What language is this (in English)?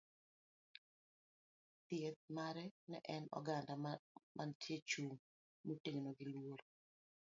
Luo (Kenya and Tanzania)